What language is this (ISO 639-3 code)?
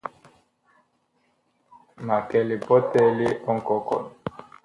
bkh